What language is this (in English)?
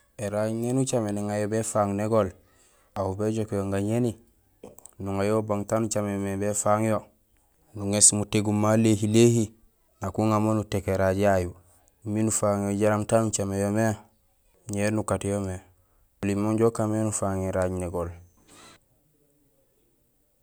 Gusilay